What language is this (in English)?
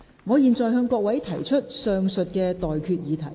Cantonese